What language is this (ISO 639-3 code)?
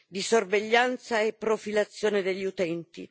ita